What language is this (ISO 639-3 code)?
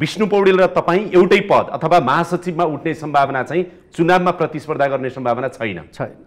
hin